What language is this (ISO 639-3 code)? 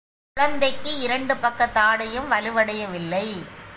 tam